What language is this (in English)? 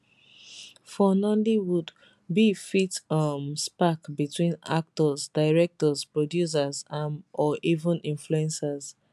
Nigerian Pidgin